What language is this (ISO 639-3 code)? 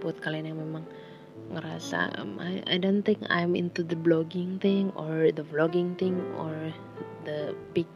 ind